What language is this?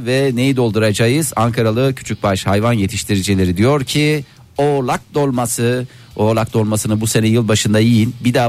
Turkish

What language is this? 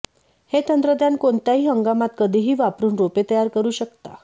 Marathi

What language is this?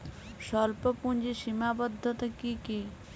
Bangla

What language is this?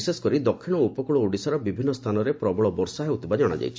Odia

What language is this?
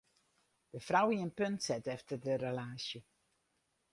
Western Frisian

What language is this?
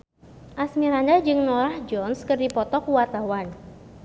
Sundanese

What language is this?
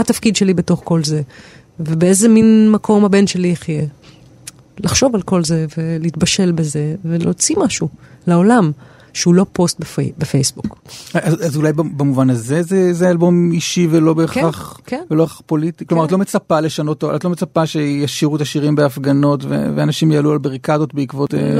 Hebrew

